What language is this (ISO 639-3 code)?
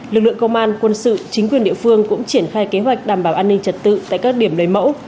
vie